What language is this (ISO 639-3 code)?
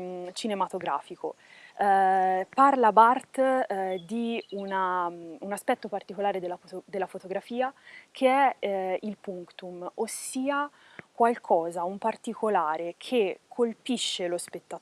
ita